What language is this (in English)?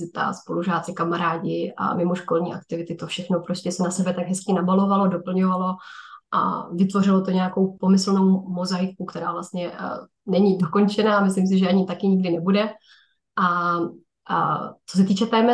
Czech